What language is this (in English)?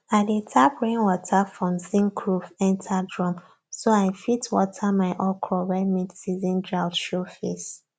Nigerian Pidgin